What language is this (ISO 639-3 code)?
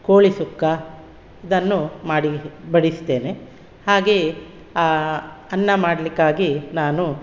kan